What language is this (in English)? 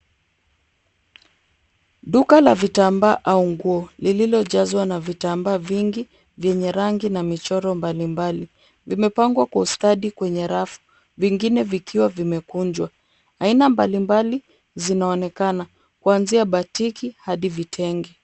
Swahili